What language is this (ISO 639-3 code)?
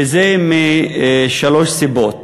heb